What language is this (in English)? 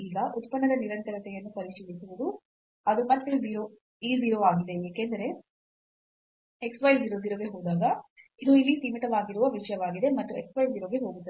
Kannada